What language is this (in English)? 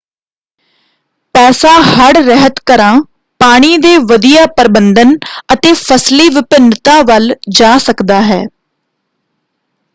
Punjabi